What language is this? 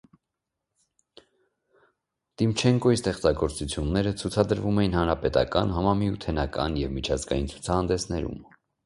Armenian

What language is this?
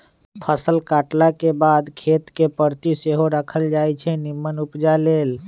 Magahi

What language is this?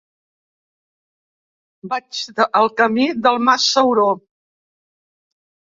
Catalan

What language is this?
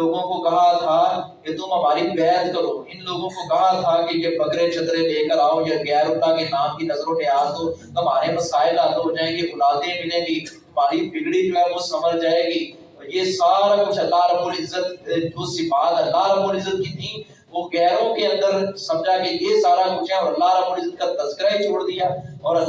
Urdu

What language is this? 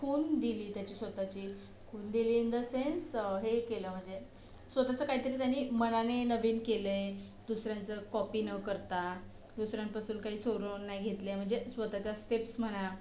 Marathi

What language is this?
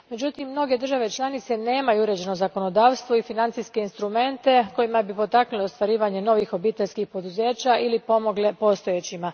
Croatian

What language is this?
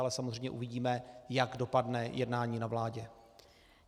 Czech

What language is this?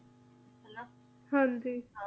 Punjabi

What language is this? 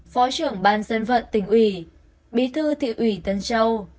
Vietnamese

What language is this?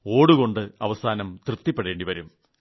Malayalam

